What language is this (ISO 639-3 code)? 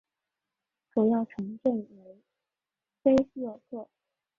zho